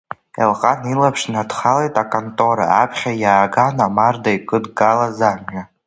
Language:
Abkhazian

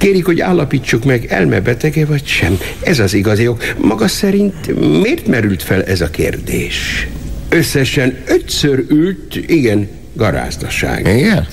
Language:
Hungarian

